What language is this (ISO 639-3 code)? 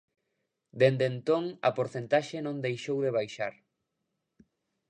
glg